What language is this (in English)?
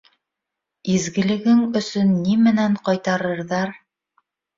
Bashkir